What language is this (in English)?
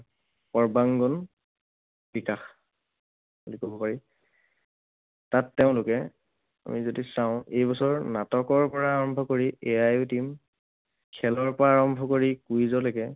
Assamese